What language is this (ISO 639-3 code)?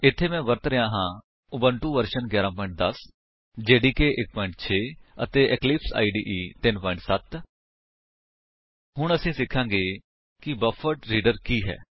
pan